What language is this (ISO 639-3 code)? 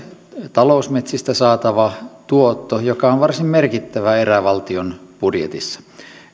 fin